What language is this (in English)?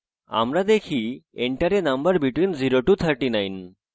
Bangla